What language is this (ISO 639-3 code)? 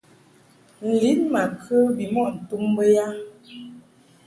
mhk